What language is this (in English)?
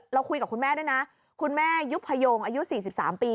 Thai